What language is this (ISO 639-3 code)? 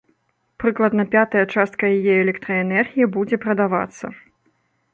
bel